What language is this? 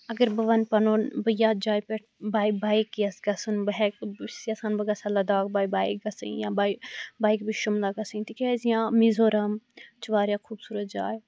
Kashmiri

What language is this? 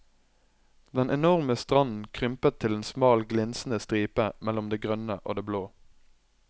Norwegian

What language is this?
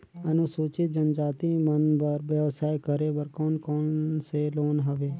Chhattisgarhi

